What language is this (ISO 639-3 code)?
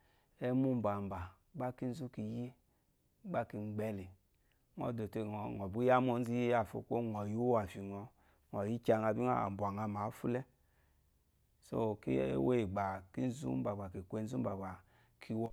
afo